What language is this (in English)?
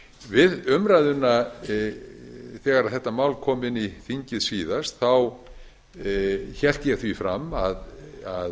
Icelandic